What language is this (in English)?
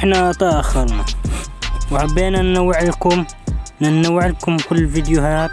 Arabic